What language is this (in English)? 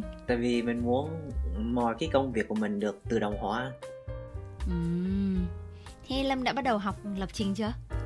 Vietnamese